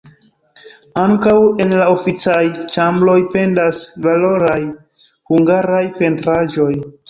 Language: Esperanto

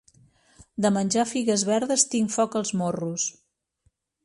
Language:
Catalan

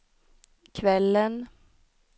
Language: Swedish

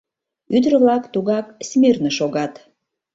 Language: Mari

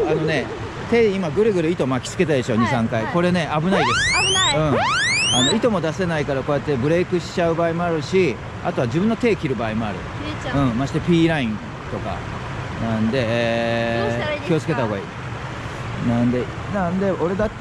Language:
Japanese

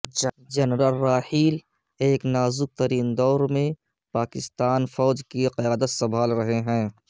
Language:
Urdu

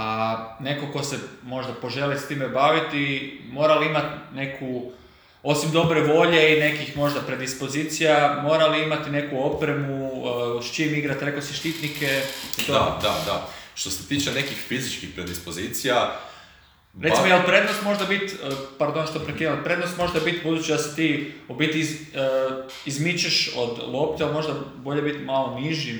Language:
Croatian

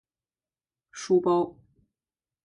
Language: Chinese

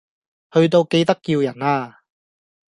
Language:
Cantonese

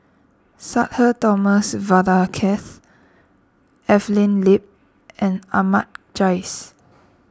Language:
English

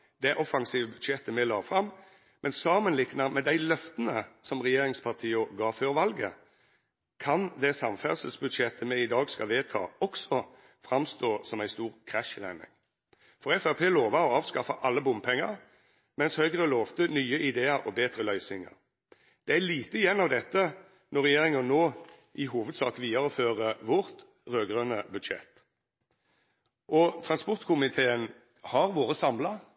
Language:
Norwegian Nynorsk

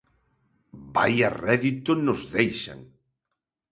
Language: Galician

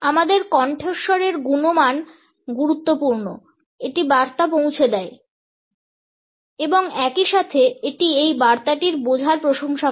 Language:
Bangla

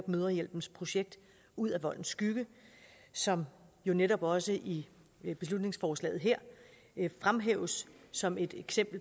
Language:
Danish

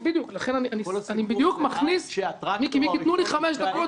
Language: Hebrew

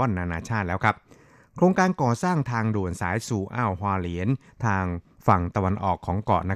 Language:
Thai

